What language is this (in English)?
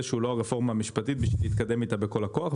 Hebrew